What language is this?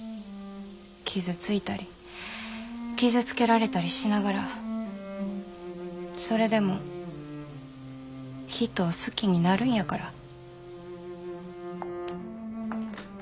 Japanese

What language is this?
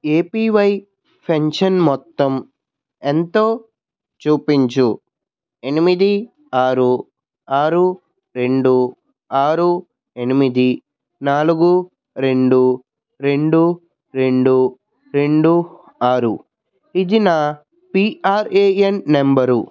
Telugu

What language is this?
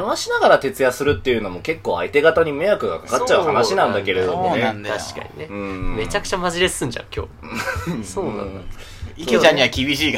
Japanese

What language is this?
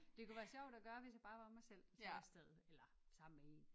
Danish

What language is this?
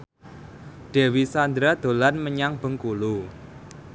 Javanese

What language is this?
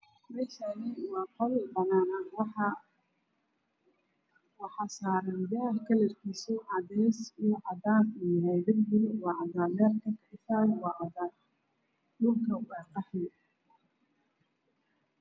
Somali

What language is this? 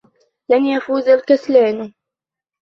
Arabic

